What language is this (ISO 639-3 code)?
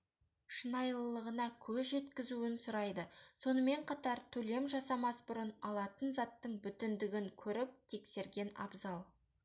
kaz